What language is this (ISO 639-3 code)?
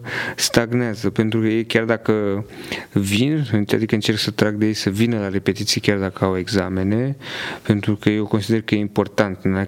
ron